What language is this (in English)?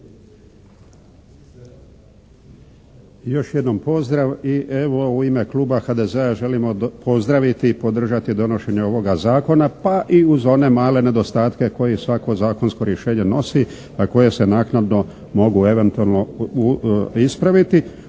Croatian